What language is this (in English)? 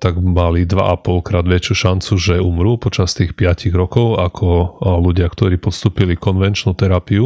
Slovak